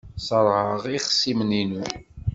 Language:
Kabyle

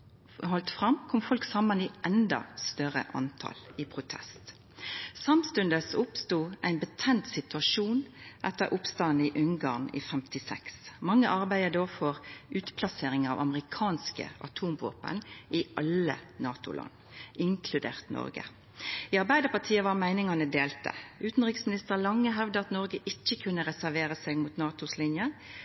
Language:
Norwegian Nynorsk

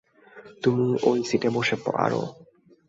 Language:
Bangla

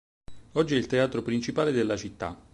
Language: Italian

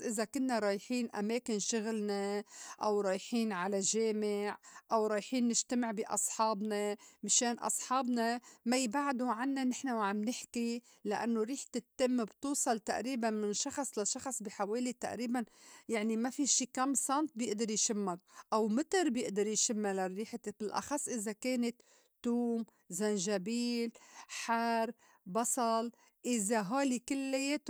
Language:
North Levantine Arabic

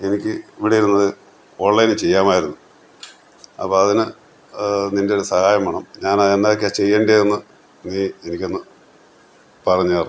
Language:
Malayalam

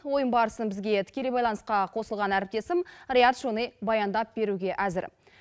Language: Kazakh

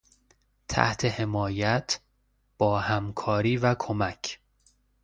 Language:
Persian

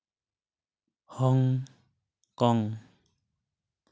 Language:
Santali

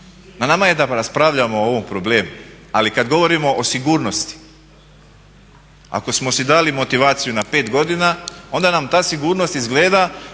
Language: Croatian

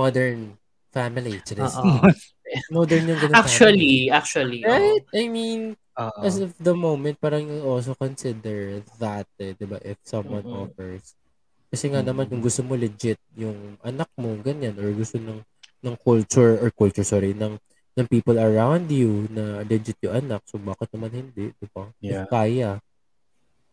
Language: Filipino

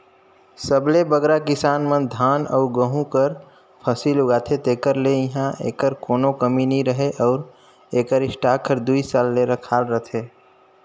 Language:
Chhattisgarhi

